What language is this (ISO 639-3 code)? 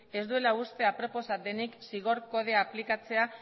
eus